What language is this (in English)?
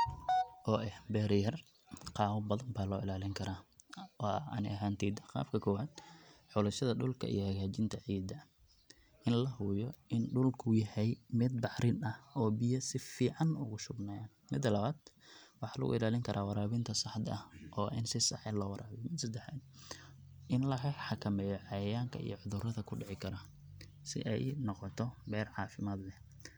Somali